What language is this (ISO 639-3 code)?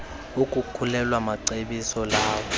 xho